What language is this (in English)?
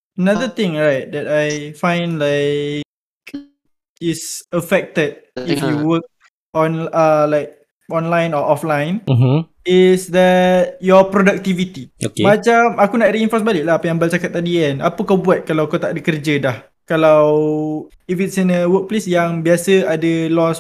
Malay